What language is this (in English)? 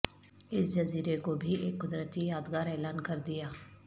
Urdu